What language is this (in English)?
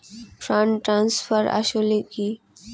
Bangla